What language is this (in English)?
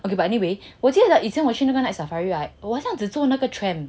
English